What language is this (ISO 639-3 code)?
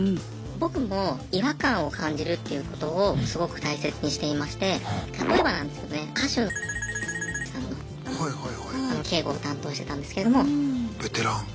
jpn